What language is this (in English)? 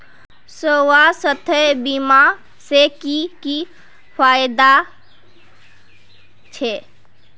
Magahi